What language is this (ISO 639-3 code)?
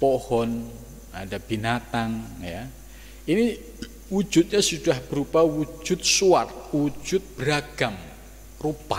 ind